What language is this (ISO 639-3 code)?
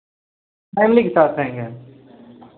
hin